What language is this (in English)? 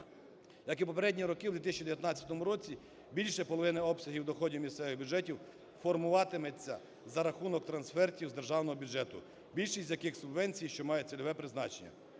Ukrainian